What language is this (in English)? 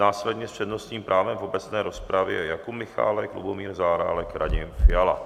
Czech